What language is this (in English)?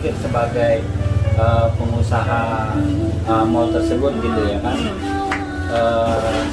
Indonesian